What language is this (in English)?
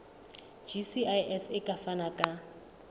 Southern Sotho